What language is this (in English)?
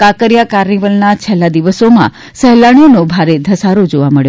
Gujarati